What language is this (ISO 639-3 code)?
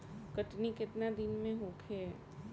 bho